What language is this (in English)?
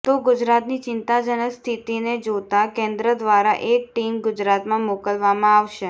Gujarati